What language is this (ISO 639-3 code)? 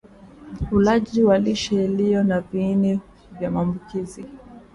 swa